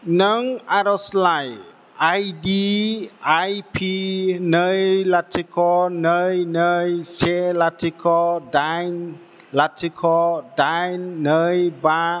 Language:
Bodo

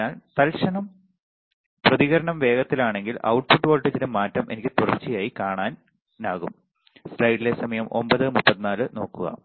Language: Malayalam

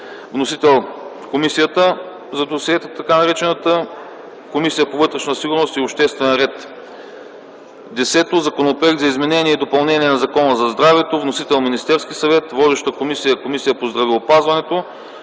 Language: Bulgarian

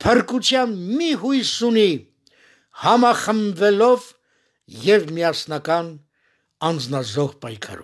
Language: Turkish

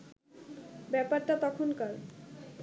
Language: Bangla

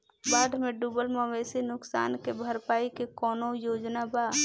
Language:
Bhojpuri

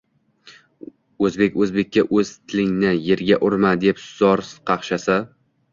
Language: Uzbek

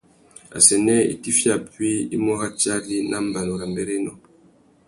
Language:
Tuki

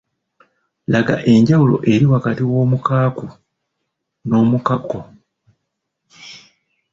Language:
Ganda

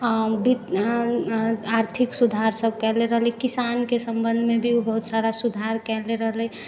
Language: Maithili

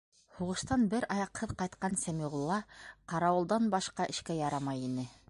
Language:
Bashkir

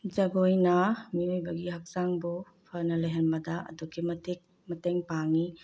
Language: Manipuri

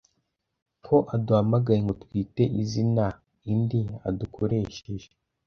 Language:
Kinyarwanda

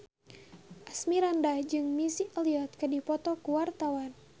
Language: Sundanese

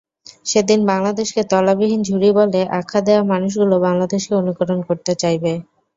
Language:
Bangla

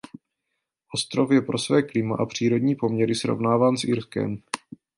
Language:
Czech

